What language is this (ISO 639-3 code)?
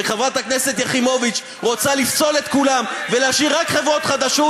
heb